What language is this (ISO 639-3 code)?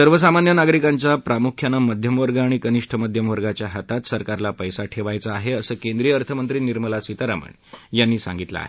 mar